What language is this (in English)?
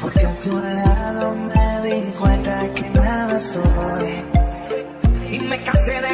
Vietnamese